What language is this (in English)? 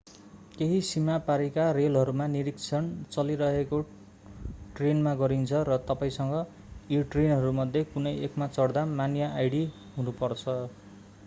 Nepali